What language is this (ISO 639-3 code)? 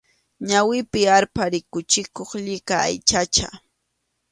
qxu